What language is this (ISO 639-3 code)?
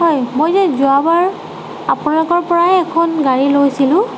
asm